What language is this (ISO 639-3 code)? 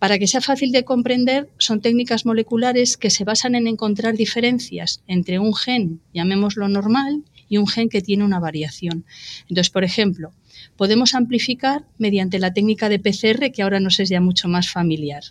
spa